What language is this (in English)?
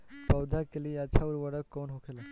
Bhojpuri